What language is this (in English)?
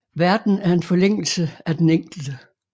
Danish